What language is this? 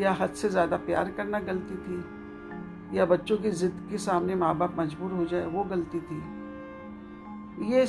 Hindi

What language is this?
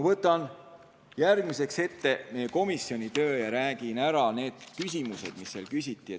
Estonian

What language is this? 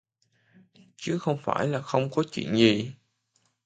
Vietnamese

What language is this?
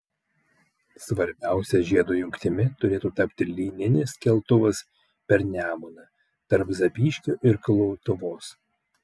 Lithuanian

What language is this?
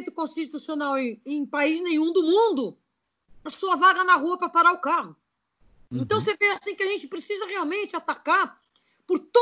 Portuguese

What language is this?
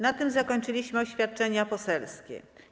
Polish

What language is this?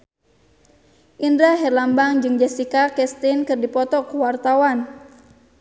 Sundanese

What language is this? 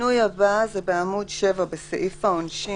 Hebrew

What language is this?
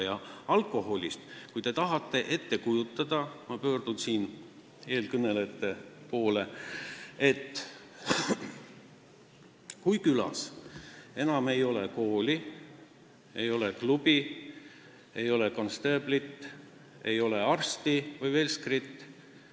Estonian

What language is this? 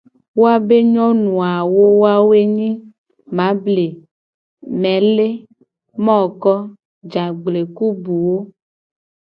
Gen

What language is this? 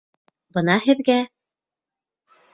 Bashkir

